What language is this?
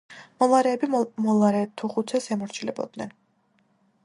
Georgian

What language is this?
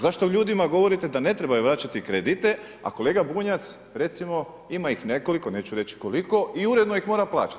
Croatian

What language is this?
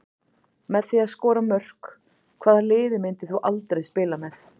Icelandic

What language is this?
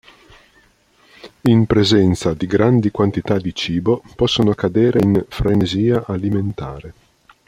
Italian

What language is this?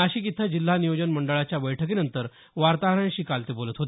Marathi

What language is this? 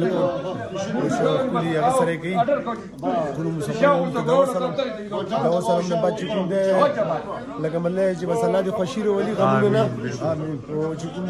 Arabic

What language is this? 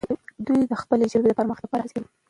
Pashto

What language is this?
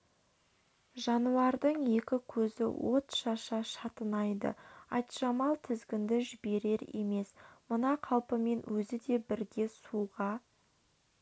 Kazakh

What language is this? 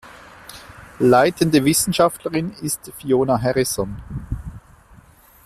German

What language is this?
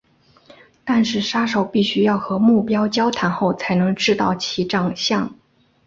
Chinese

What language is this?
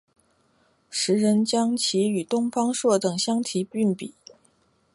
Chinese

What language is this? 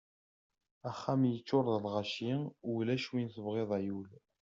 Kabyle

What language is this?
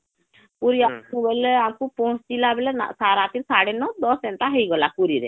Odia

